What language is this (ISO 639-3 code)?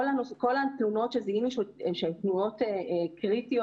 heb